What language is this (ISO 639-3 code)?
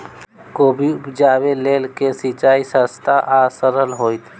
mai